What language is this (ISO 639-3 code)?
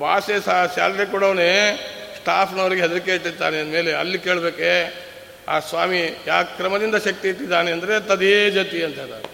kan